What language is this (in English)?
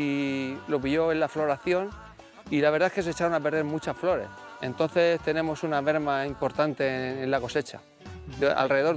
Spanish